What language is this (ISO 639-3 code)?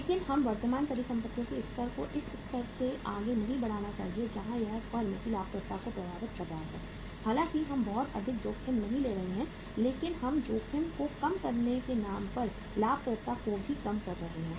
hin